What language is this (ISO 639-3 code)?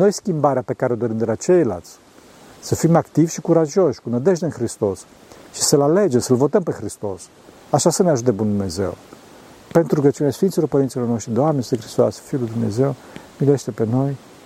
ron